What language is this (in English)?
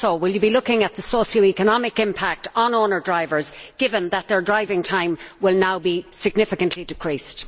English